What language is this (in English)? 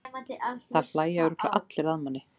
Icelandic